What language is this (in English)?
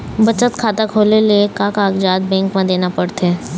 Chhattisgarhi